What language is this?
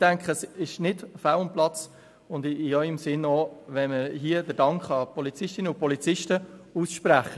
Swiss German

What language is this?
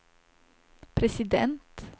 Swedish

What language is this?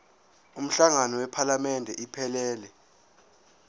Zulu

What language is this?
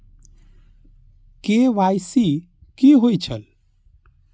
Maithili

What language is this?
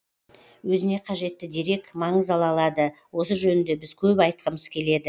Kazakh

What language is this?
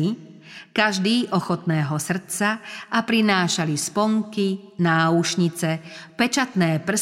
Slovak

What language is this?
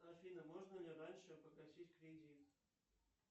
Russian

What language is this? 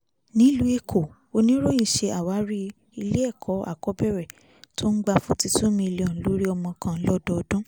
Yoruba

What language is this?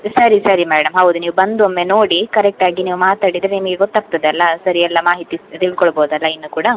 Kannada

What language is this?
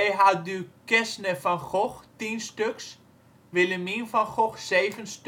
Dutch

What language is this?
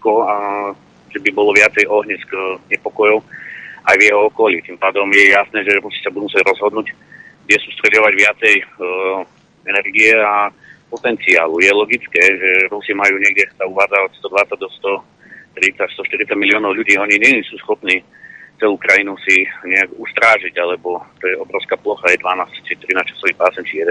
Slovak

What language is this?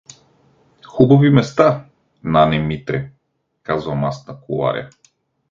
Bulgarian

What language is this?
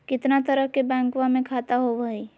Magahi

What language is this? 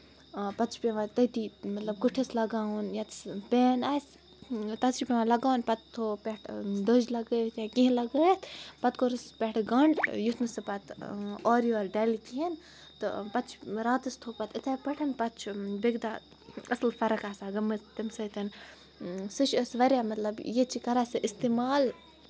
Kashmiri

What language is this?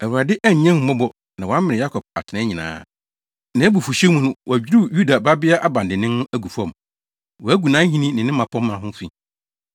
Akan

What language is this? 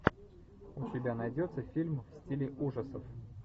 Russian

